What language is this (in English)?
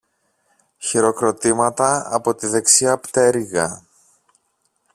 Greek